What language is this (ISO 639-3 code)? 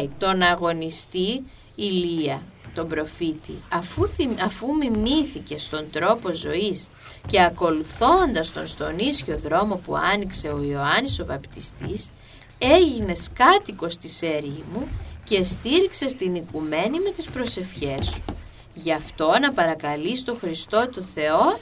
ell